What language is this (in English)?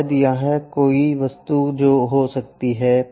Hindi